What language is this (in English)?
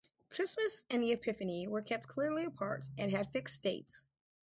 English